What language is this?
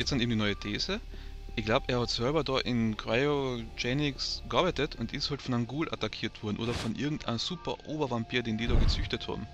German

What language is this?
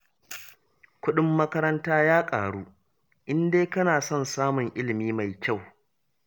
Hausa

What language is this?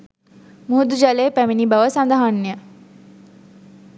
Sinhala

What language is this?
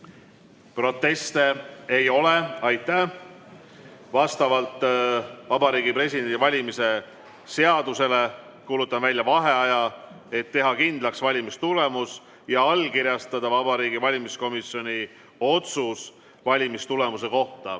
Estonian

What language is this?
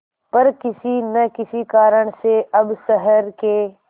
Hindi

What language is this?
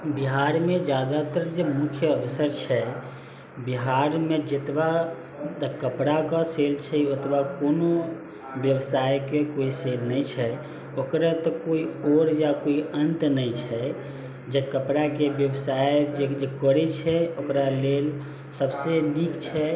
Maithili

